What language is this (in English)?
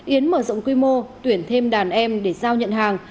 Vietnamese